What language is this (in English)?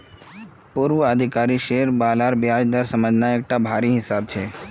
Magahi